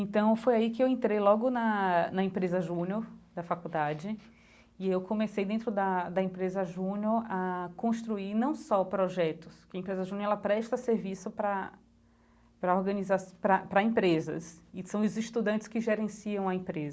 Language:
Portuguese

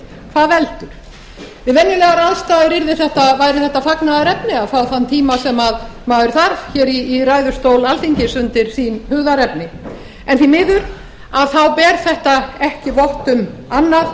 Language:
Icelandic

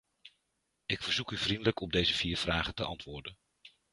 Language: Dutch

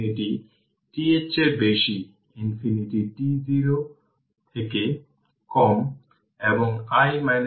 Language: Bangla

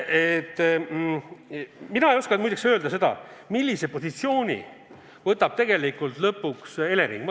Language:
Estonian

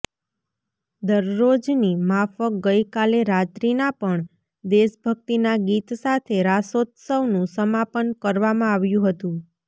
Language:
Gujarati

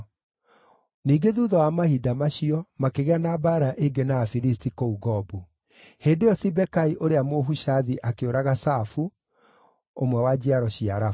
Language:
Kikuyu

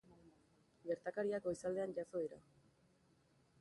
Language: Basque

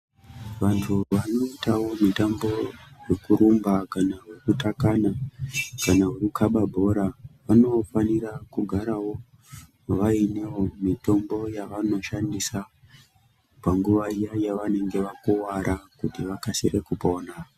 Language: Ndau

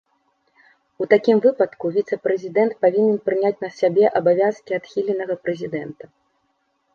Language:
Belarusian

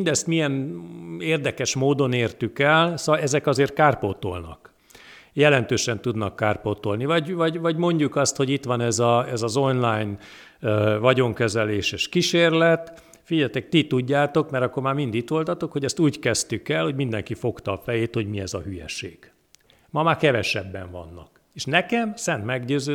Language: Hungarian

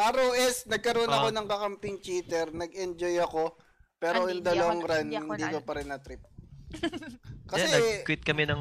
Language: Filipino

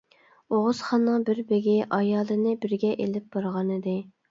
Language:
Uyghur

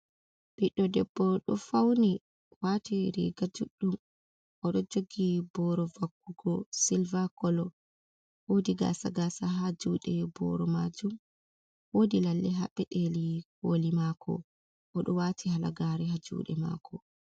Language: Fula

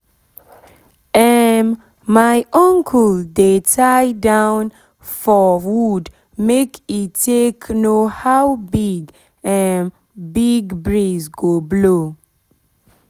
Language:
Nigerian Pidgin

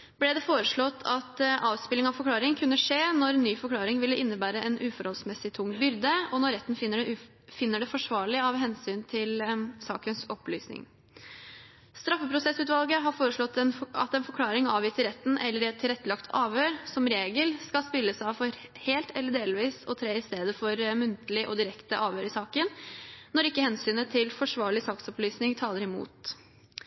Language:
Norwegian Bokmål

